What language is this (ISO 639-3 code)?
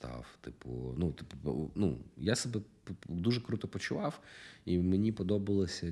ukr